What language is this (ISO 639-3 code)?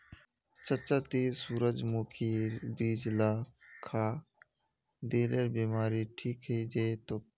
mag